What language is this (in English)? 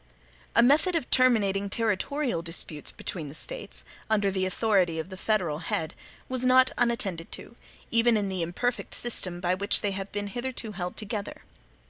English